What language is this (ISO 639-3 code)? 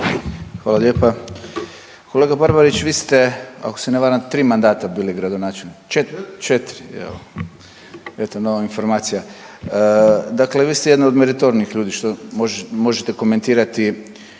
hrv